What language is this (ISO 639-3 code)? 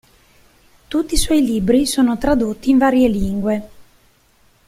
ita